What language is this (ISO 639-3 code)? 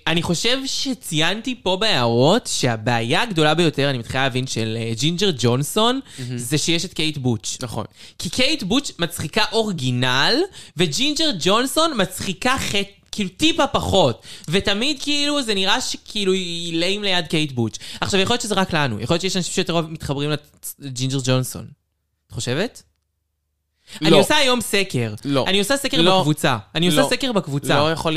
heb